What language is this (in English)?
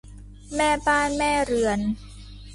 Thai